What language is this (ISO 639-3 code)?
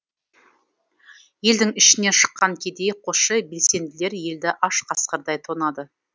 kaz